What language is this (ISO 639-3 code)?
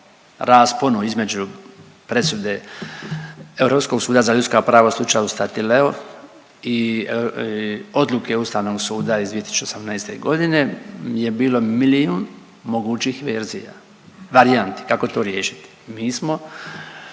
hrv